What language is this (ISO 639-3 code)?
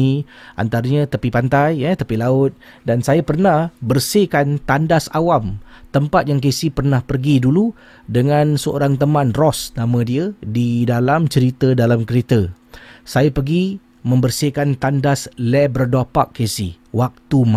msa